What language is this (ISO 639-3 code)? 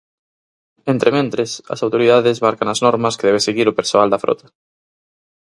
glg